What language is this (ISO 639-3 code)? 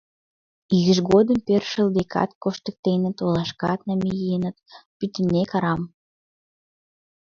chm